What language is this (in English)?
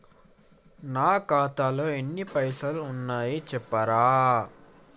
Telugu